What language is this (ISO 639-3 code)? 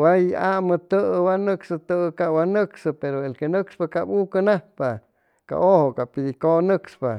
zoh